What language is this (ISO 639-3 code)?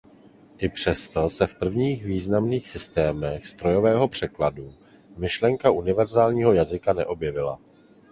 ces